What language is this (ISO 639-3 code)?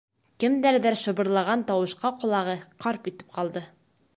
bak